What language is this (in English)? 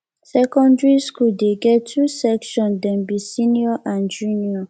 Nigerian Pidgin